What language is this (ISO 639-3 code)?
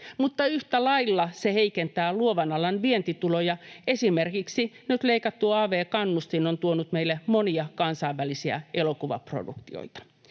fin